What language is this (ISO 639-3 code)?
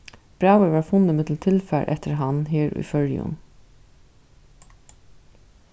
fao